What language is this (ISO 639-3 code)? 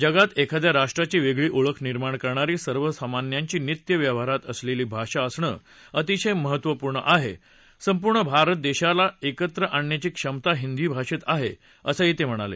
mar